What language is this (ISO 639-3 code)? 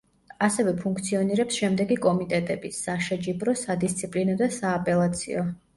kat